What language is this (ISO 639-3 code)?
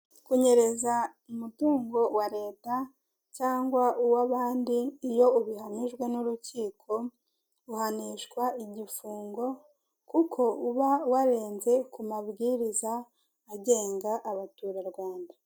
kin